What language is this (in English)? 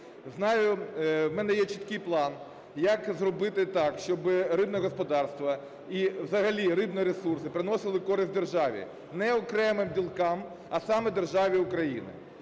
Ukrainian